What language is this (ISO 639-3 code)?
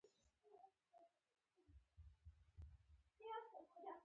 pus